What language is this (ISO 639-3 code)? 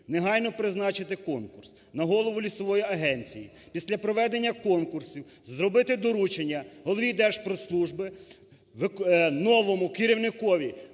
ukr